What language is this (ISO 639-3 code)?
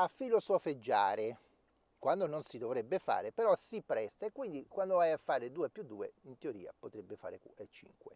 ita